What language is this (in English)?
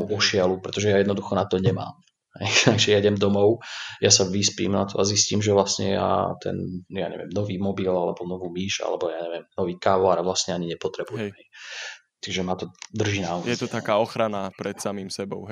Slovak